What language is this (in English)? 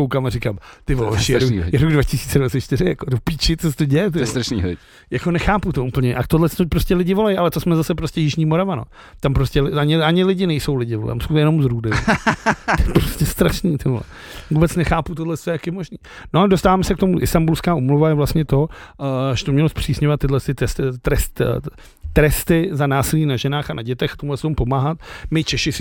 Czech